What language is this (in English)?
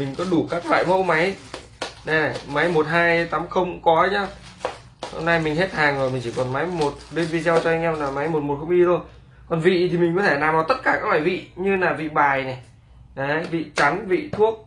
Vietnamese